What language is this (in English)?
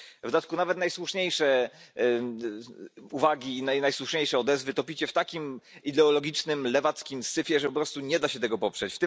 Polish